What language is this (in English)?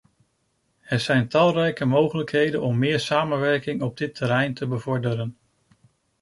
Dutch